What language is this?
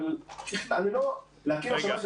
Hebrew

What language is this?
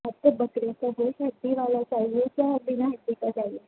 Urdu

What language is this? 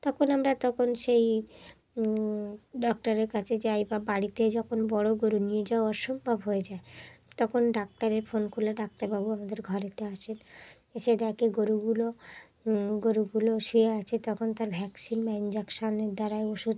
Bangla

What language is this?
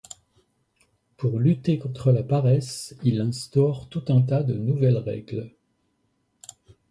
French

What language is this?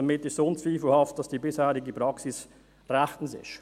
Swiss German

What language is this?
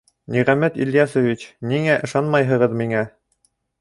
Bashkir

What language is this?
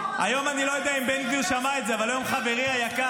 Hebrew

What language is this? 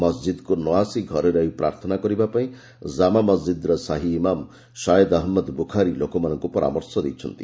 Odia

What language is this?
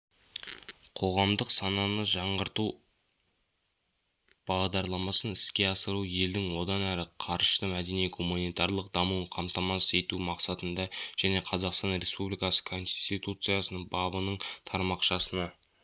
Kazakh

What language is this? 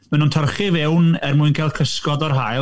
Welsh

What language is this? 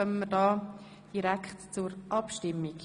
Swiss German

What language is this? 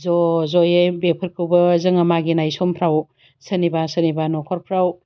Bodo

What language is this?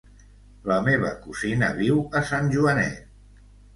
Catalan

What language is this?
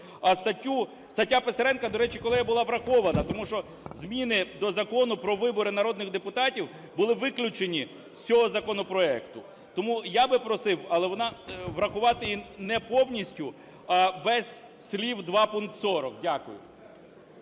Ukrainian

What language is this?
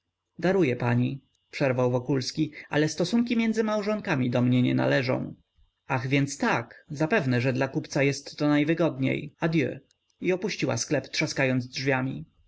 Polish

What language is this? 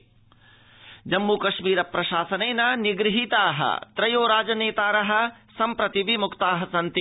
Sanskrit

